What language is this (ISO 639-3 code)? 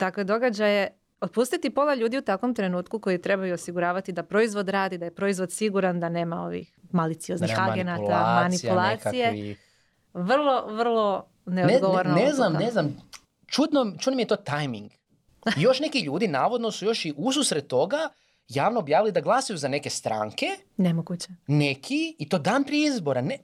hrv